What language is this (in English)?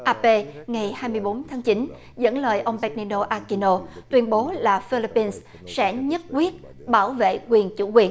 Vietnamese